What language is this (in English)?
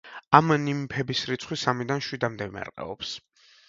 Georgian